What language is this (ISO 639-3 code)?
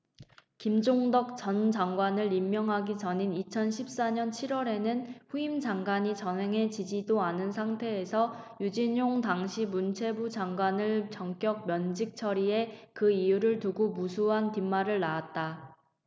kor